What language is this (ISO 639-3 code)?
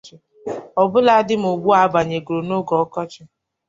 ibo